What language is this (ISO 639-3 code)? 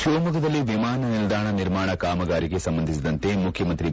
kan